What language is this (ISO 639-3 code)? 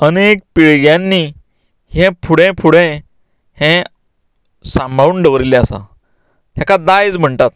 kok